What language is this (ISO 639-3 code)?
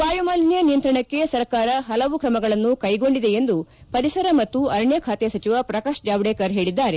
kan